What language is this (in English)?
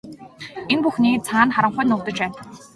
Mongolian